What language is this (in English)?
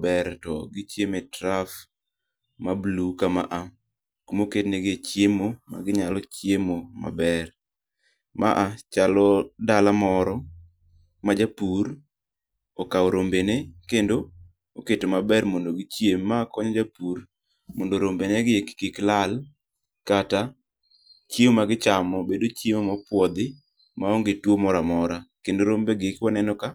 Luo (Kenya and Tanzania)